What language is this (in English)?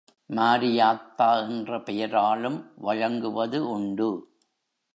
Tamil